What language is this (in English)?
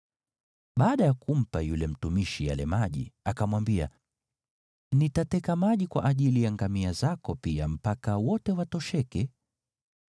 Swahili